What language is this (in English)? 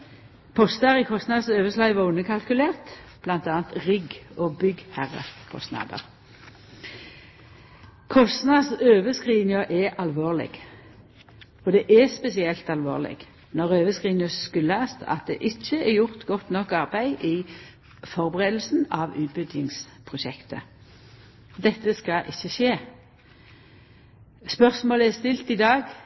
Norwegian Nynorsk